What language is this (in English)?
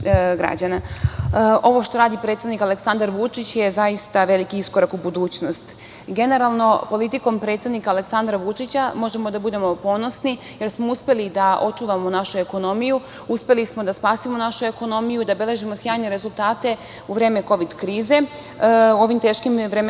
Serbian